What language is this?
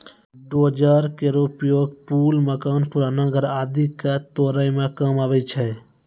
Maithili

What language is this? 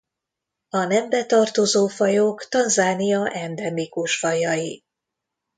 Hungarian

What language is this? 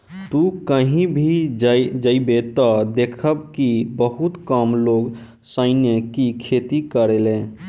Bhojpuri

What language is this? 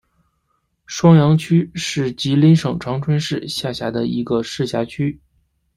Chinese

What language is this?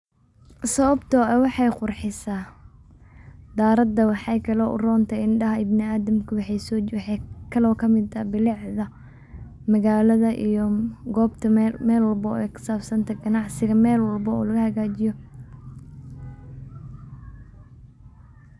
Somali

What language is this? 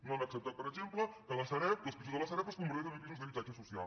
Catalan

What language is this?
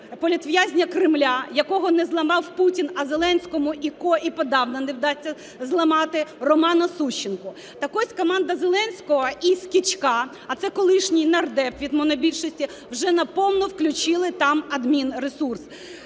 Ukrainian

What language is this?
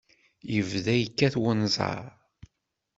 Kabyle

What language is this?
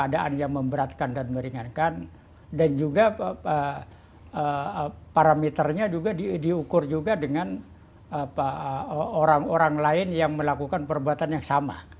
Indonesian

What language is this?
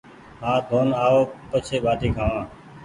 Goaria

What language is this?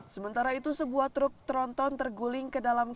Indonesian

